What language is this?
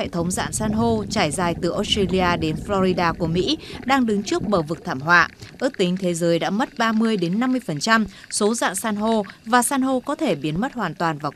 Vietnamese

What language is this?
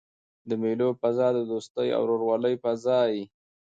Pashto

